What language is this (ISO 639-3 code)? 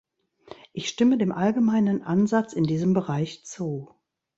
deu